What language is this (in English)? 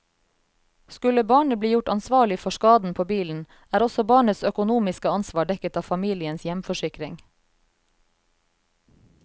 Norwegian